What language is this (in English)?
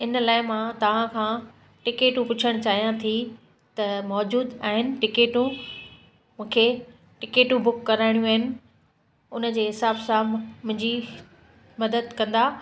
Sindhi